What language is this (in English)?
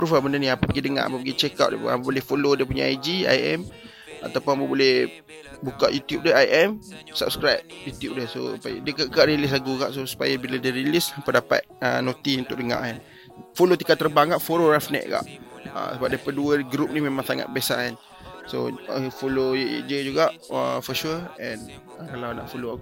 Malay